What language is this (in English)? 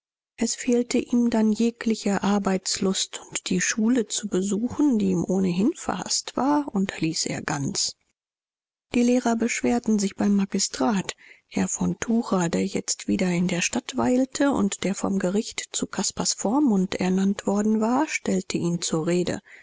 German